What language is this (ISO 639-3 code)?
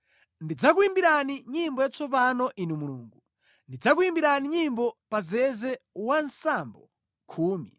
nya